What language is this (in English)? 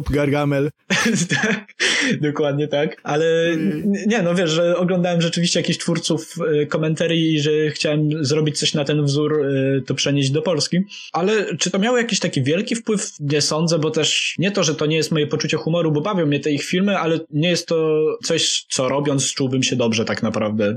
Polish